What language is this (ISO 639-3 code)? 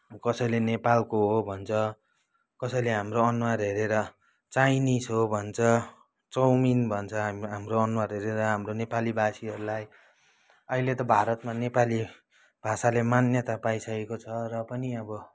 nep